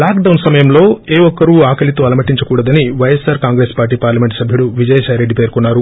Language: Telugu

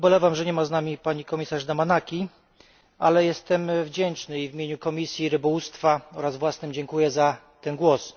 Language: Polish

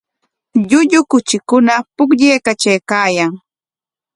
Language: Corongo Ancash Quechua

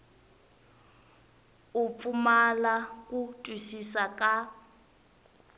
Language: Tsonga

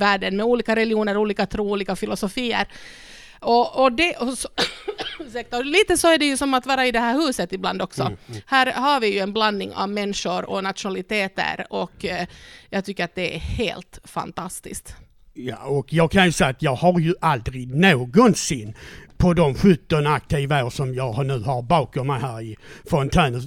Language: Swedish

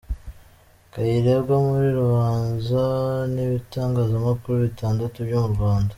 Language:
Kinyarwanda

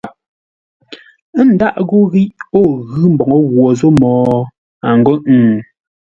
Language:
Ngombale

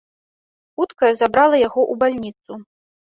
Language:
Belarusian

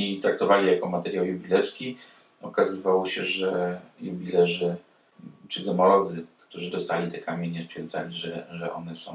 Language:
Polish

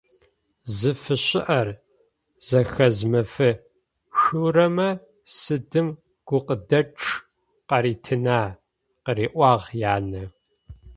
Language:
Adyghe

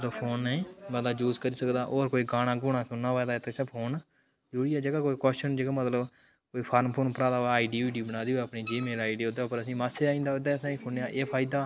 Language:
Dogri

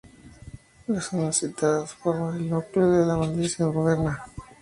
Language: Spanish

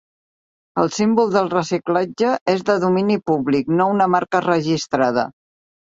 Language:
Catalan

